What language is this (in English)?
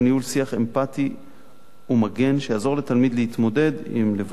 Hebrew